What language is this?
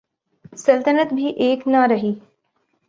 Urdu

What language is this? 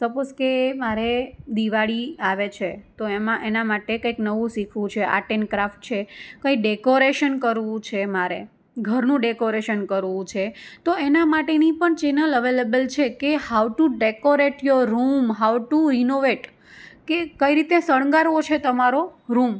Gujarati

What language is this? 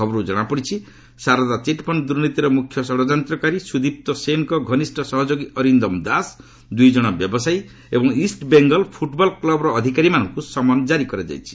Odia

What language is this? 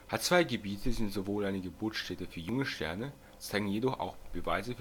German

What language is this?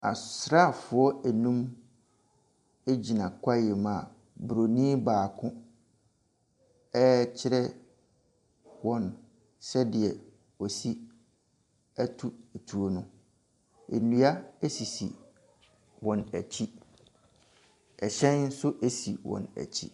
Akan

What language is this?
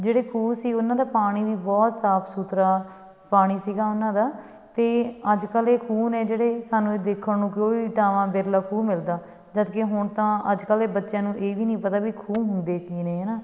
Punjabi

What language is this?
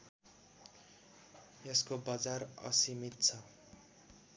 Nepali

